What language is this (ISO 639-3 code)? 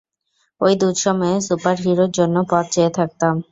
ben